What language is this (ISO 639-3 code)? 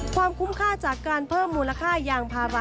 tha